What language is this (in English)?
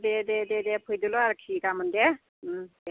Bodo